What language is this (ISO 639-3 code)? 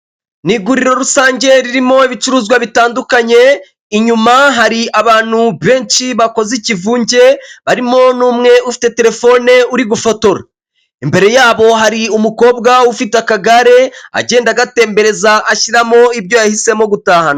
kin